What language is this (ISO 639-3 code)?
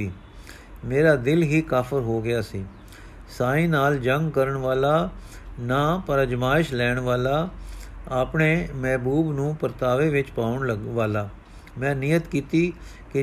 pan